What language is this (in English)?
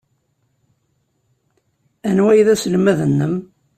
Kabyle